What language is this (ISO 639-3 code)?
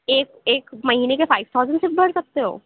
urd